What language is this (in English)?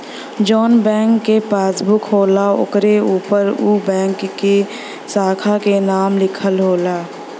Bhojpuri